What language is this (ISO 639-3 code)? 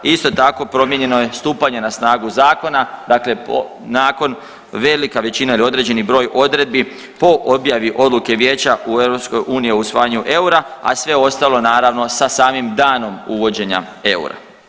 hrv